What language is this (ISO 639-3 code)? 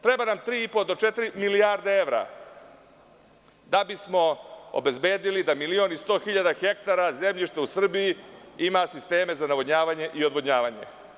srp